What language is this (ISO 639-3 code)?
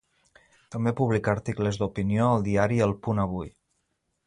cat